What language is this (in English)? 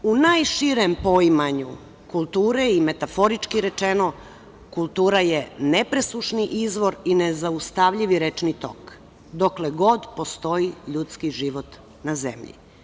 Serbian